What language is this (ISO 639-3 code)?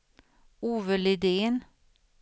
swe